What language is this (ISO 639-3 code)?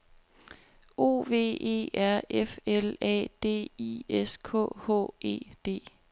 dan